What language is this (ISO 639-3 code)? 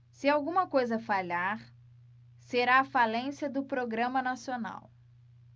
por